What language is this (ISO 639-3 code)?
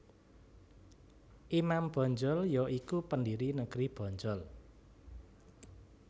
jav